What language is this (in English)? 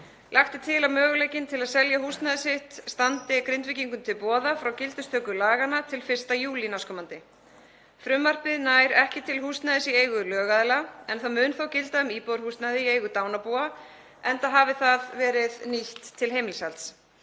Icelandic